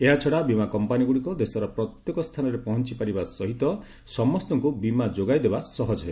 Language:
Odia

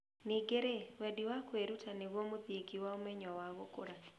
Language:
Kikuyu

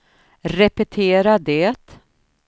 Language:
Swedish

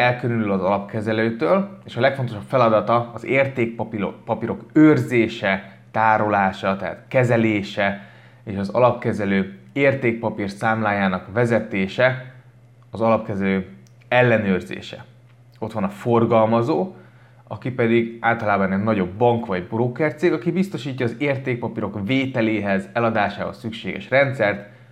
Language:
Hungarian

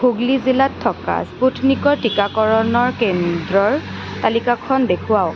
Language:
Assamese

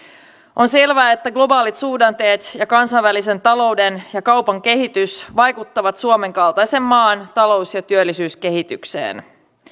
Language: Finnish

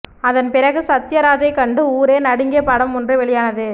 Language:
Tamil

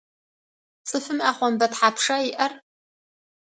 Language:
Adyghe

